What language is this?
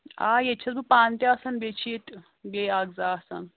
Kashmiri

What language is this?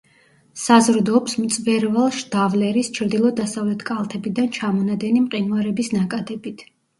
Georgian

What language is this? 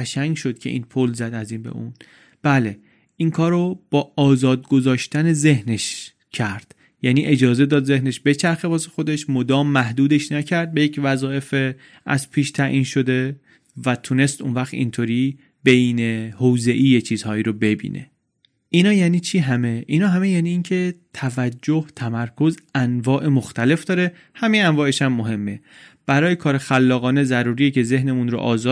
Persian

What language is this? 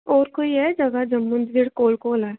Dogri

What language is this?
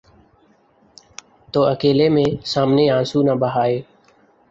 Urdu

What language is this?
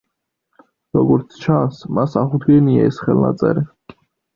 Georgian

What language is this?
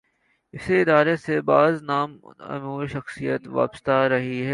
Urdu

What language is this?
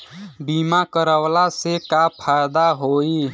Bhojpuri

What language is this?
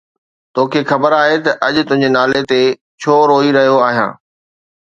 Sindhi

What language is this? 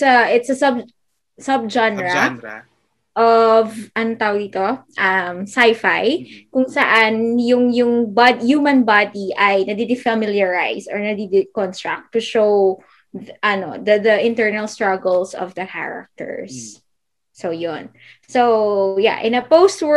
Filipino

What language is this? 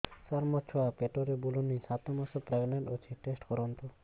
Odia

